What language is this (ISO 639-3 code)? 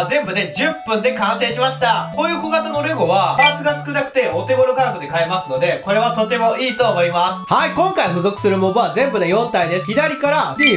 jpn